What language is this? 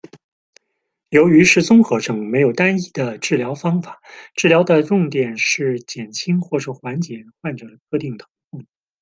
Chinese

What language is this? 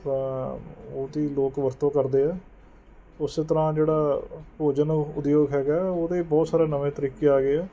Punjabi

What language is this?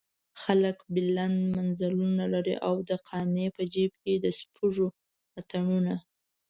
Pashto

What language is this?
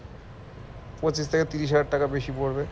Bangla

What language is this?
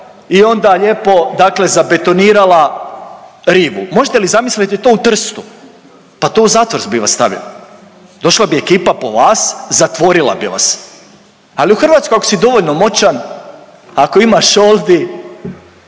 Croatian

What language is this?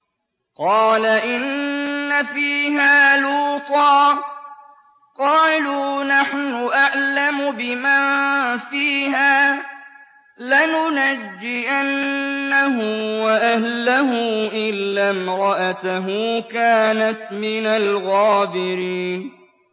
Arabic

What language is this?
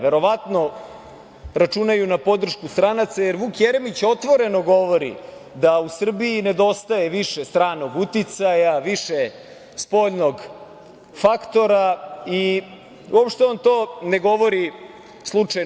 Serbian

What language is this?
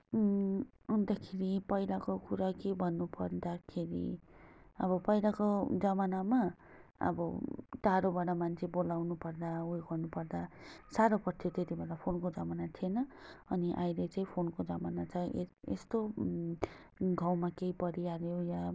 Nepali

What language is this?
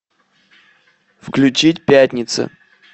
Russian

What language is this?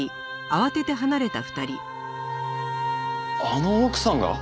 Japanese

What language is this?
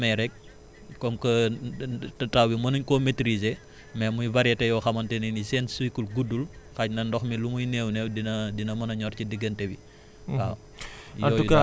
Wolof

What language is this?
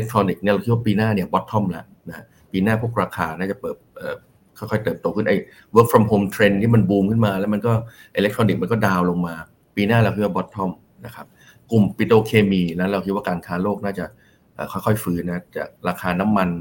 Thai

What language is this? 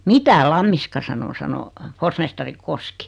Finnish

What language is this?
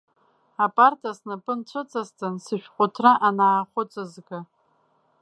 Abkhazian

